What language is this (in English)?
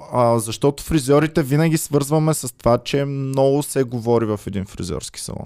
Bulgarian